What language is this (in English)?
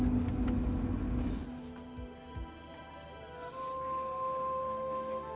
Indonesian